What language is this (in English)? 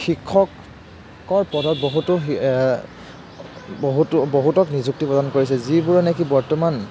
Assamese